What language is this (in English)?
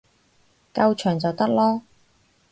Cantonese